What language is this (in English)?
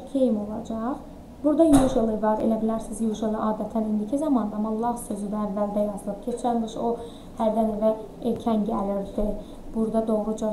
Turkish